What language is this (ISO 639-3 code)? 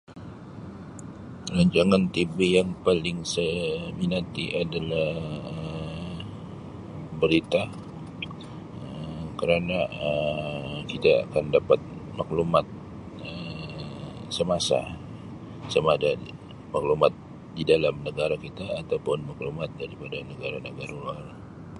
msi